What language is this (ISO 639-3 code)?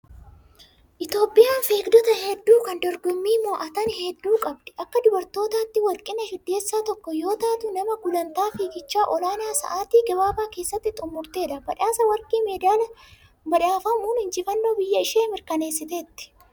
orm